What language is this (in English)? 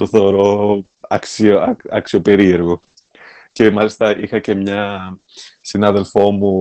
Greek